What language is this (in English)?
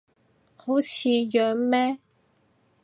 Cantonese